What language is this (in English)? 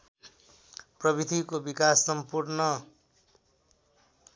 Nepali